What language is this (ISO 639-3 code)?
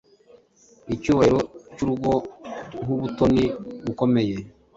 kin